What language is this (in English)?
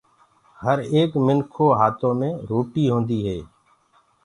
Gurgula